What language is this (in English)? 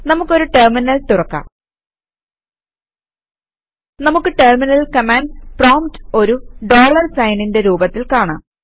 Malayalam